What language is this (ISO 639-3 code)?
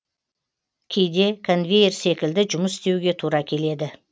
kaz